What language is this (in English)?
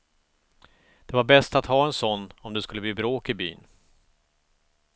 Swedish